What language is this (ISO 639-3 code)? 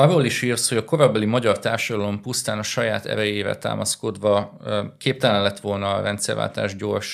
hun